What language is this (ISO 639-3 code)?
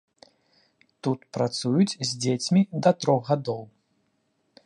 bel